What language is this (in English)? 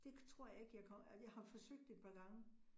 Danish